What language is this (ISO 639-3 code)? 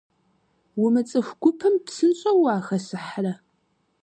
kbd